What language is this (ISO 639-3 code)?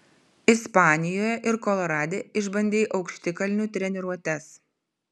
lit